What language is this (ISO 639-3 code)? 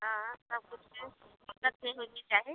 mai